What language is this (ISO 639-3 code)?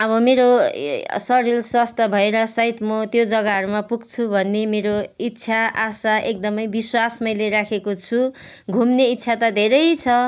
nep